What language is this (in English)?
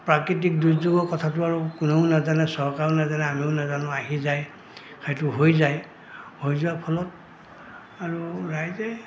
Assamese